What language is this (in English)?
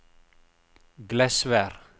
Norwegian